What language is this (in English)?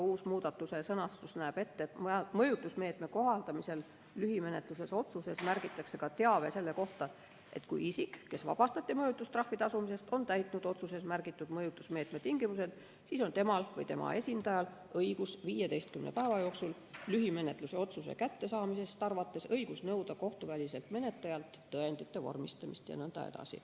Estonian